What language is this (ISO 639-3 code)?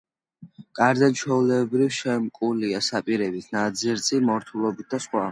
kat